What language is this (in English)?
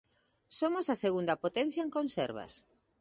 Galician